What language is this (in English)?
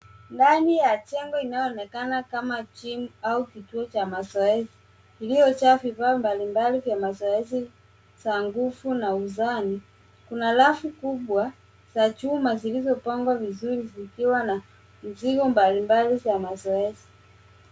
Swahili